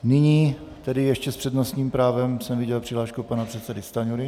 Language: Czech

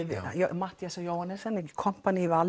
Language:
Icelandic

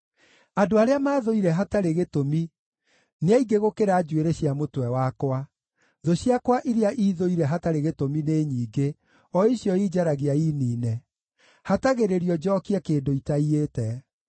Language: Kikuyu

